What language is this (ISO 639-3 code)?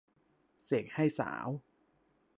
tha